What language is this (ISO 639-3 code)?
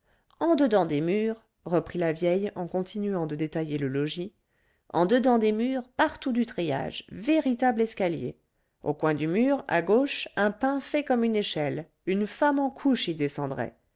fra